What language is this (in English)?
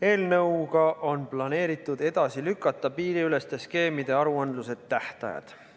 Estonian